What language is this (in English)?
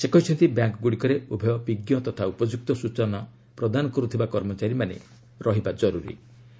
Odia